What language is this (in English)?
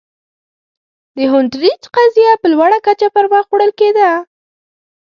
Pashto